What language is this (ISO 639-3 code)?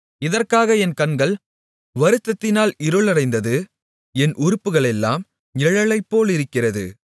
tam